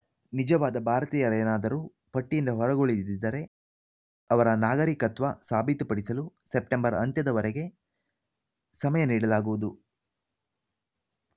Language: Kannada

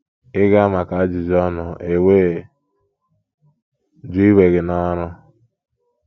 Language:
Igbo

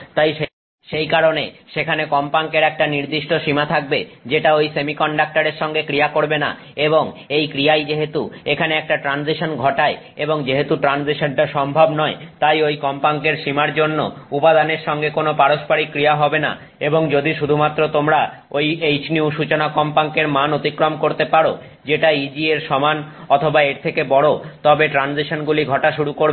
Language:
Bangla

